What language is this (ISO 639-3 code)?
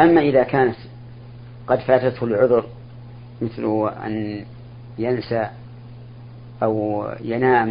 ara